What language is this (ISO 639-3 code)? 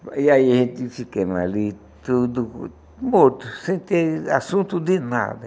por